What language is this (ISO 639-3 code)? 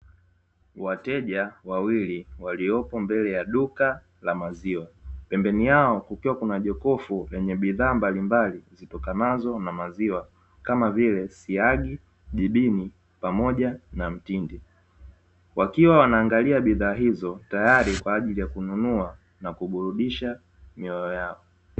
swa